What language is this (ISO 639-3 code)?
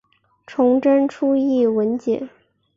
zho